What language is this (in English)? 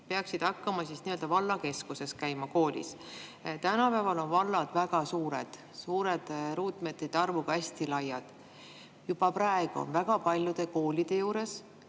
Estonian